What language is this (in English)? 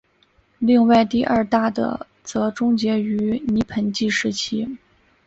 Chinese